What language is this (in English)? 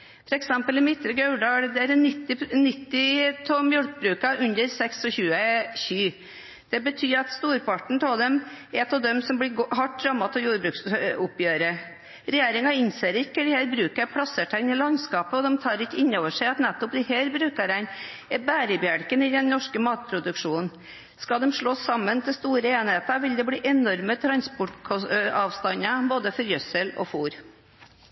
Norwegian